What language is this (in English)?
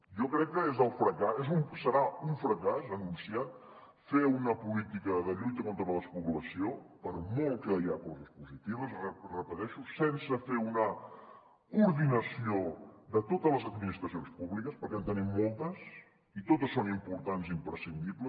Catalan